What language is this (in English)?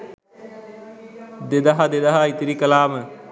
Sinhala